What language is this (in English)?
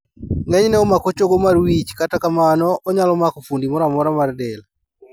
Luo (Kenya and Tanzania)